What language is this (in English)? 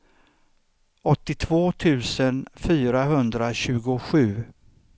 Swedish